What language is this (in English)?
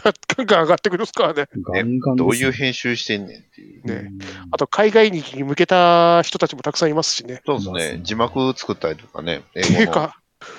Japanese